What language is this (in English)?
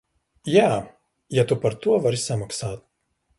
Latvian